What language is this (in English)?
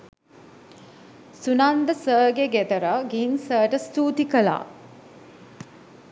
Sinhala